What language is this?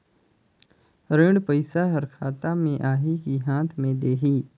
Chhattisgarhi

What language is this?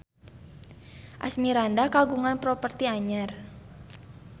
Sundanese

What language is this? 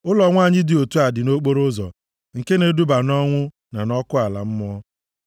Igbo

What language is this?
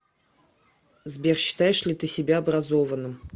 Russian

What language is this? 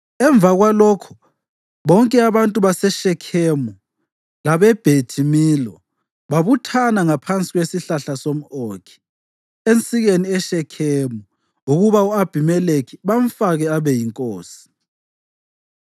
North Ndebele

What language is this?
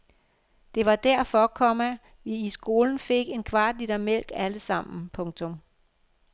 Danish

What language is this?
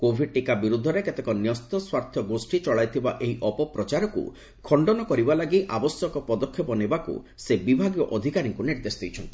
Odia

